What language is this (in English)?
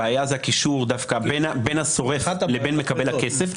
Hebrew